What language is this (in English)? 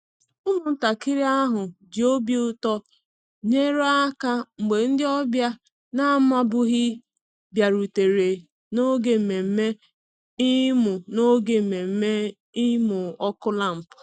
Igbo